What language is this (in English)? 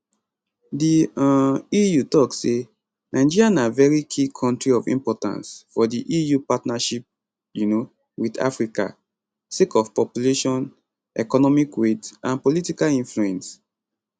Nigerian Pidgin